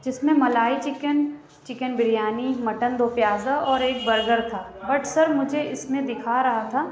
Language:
Urdu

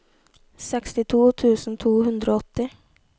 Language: Norwegian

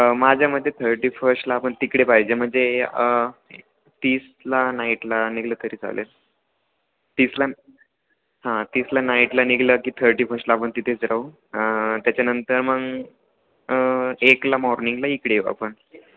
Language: Marathi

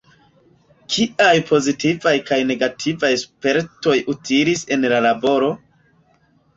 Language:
Esperanto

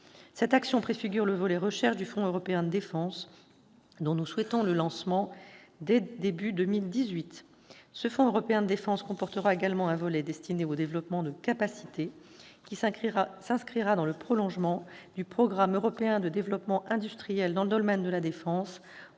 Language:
French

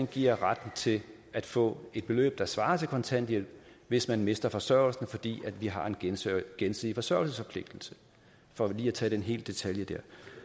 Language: Danish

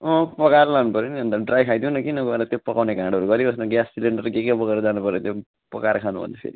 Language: Nepali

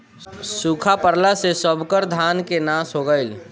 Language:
Bhojpuri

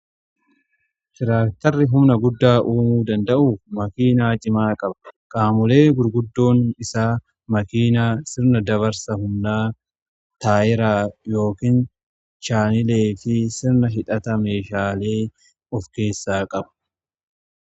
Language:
Oromo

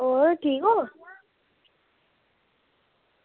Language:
Dogri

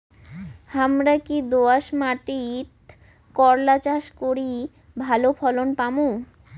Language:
Bangla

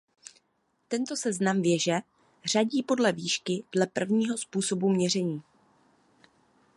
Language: Czech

